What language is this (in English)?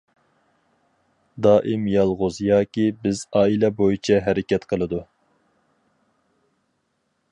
Uyghur